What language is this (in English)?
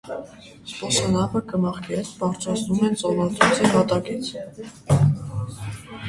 Armenian